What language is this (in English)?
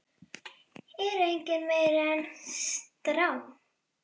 Icelandic